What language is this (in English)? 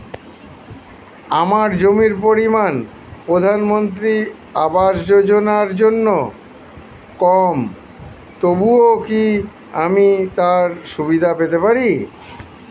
Bangla